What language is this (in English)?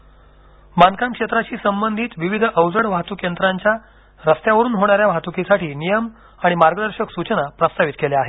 Marathi